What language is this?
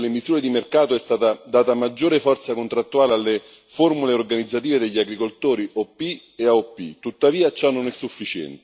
Italian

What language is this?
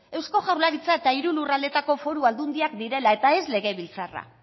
Basque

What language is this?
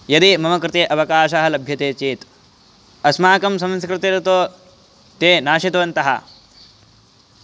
Sanskrit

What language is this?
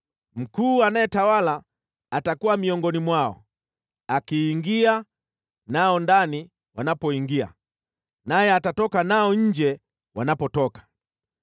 Swahili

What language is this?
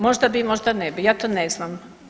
Croatian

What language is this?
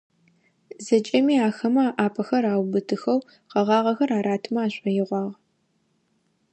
Adyghe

